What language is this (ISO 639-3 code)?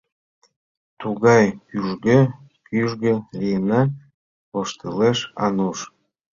chm